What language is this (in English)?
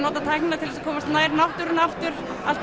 Icelandic